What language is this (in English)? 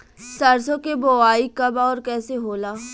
Bhojpuri